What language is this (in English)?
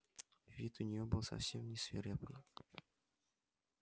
Russian